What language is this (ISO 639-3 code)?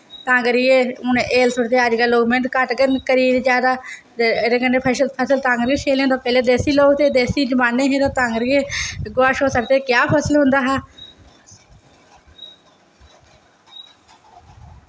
doi